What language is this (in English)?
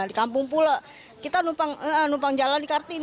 Indonesian